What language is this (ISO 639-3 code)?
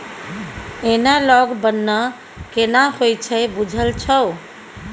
mai